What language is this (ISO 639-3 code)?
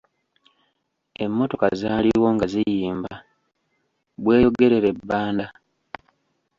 lug